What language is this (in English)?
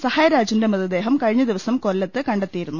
Malayalam